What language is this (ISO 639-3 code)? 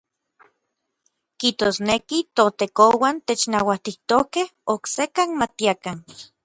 nlv